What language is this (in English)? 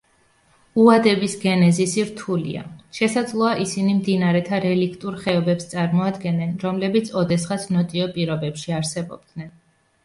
Georgian